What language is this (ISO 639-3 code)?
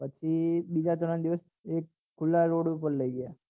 guj